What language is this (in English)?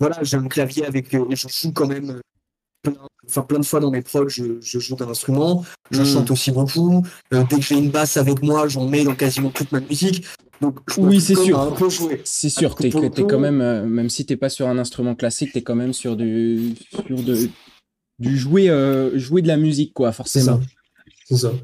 French